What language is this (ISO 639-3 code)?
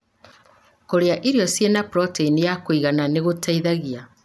kik